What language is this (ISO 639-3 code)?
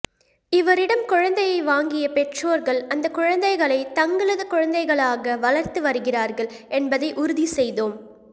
tam